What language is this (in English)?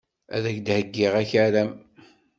Kabyle